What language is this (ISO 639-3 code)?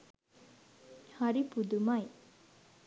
sin